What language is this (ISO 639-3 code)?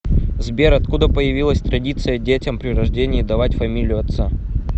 rus